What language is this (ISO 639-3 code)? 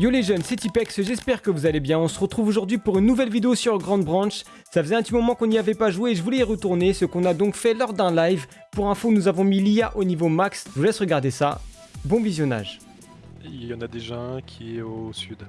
fra